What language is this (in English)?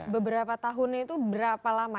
Indonesian